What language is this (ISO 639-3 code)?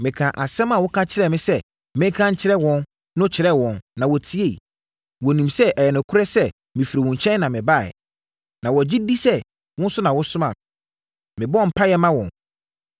aka